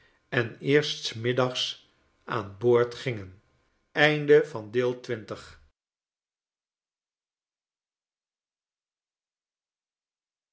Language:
Dutch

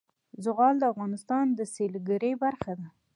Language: Pashto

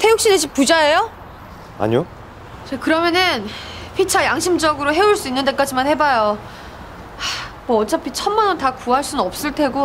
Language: Korean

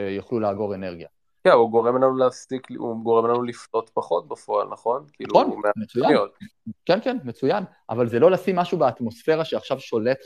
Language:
Hebrew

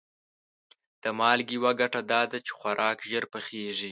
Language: Pashto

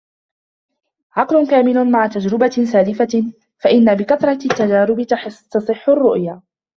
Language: Arabic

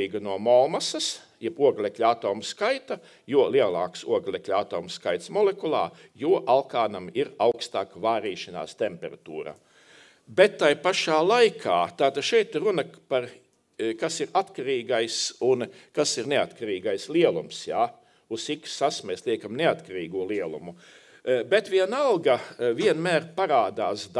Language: Latvian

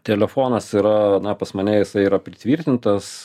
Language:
Lithuanian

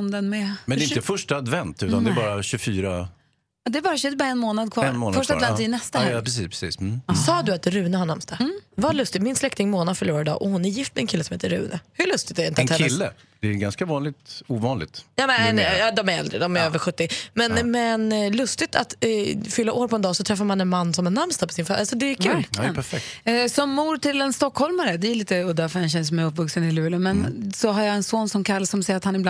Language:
Swedish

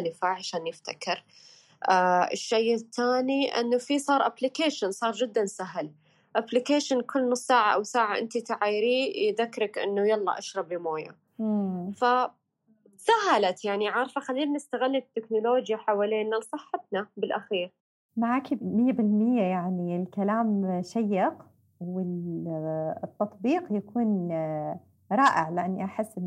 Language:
Arabic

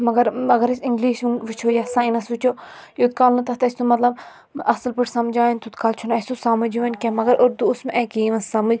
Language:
Kashmiri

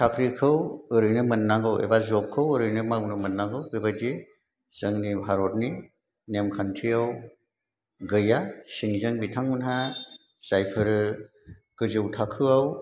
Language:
Bodo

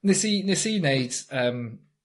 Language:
Welsh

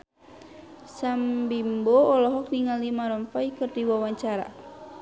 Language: Sundanese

